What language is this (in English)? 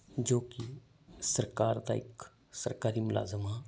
Punjabi